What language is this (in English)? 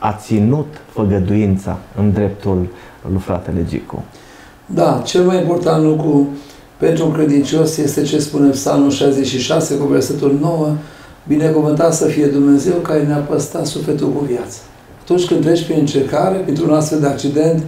Romanian